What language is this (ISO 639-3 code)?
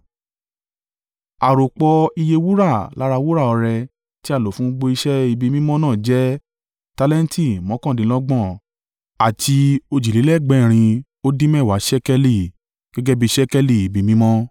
yor